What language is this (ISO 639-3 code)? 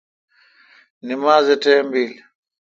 xka